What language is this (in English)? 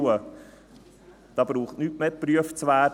Swiss German